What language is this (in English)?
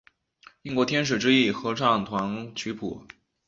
Chinese